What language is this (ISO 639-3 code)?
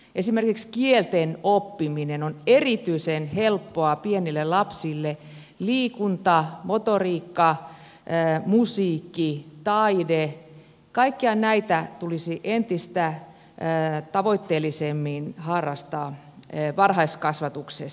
fin